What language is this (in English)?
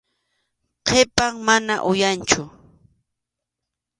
Arequipa-La Unión Quechua